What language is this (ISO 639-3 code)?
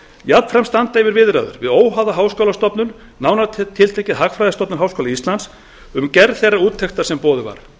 isl